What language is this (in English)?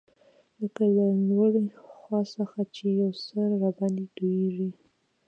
Pashto